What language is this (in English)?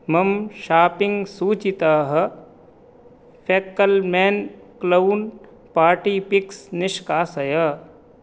Sanskrit